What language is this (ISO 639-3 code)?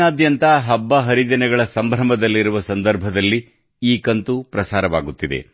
kan